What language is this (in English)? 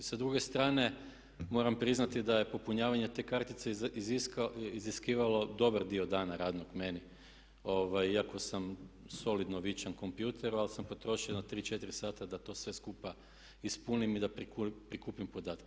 Croatian